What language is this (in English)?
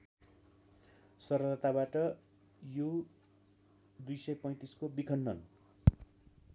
Nepali